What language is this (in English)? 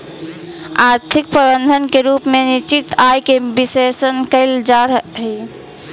Magahi